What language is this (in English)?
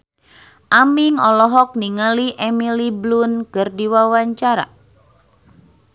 Sundanese